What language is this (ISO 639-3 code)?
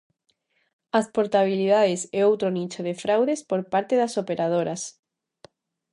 glg